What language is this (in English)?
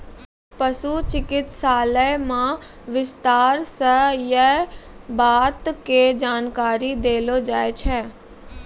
Maithili